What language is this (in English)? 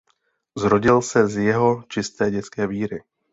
Czech